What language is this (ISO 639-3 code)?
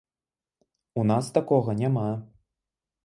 bel